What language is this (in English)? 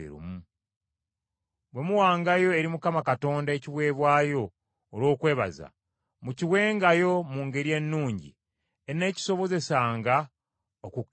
Ganda